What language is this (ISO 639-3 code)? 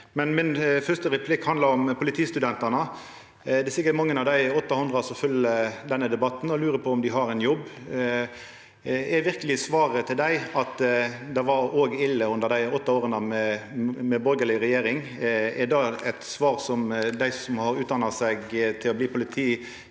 nor